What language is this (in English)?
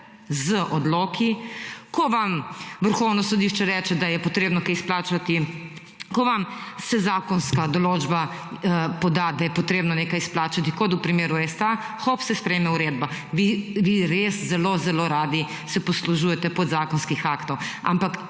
Slovenian